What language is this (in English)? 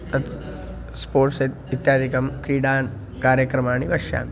Sanskrit